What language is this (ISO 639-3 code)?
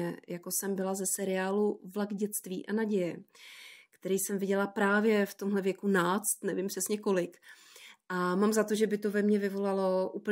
ces